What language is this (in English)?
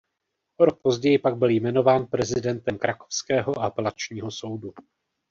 Czech